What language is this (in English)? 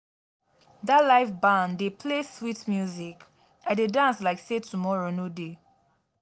Nigerian Pidgin